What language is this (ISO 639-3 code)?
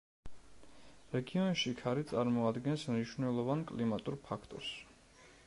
kat